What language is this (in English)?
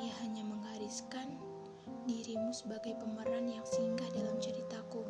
Indonesian